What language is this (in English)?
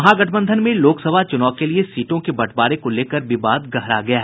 Hindi